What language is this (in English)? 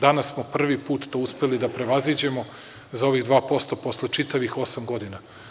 Serbian